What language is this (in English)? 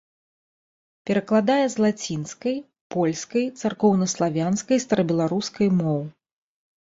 Belarusian